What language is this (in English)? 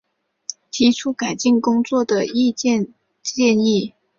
Chinese